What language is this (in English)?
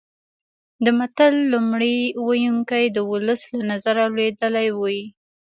Pashto